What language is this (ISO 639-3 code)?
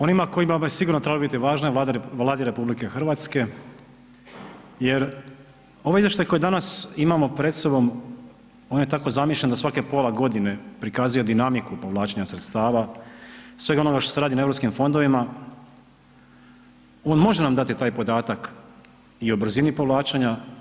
hrv